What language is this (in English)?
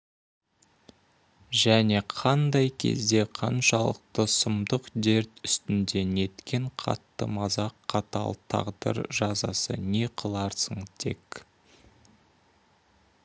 Kazakh